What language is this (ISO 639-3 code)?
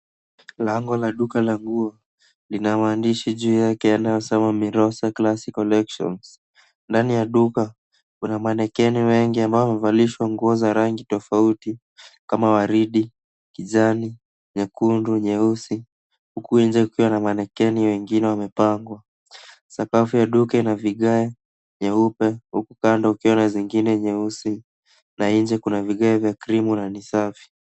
swa